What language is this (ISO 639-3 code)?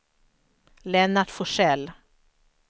swe